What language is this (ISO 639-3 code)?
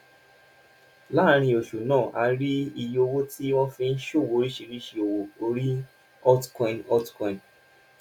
yor